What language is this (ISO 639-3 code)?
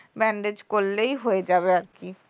ben